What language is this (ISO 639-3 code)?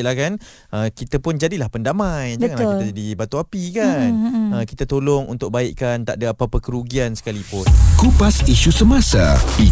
msa